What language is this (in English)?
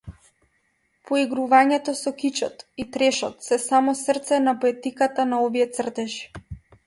Macedonian